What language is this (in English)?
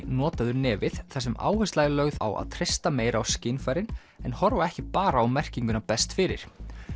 Icelandic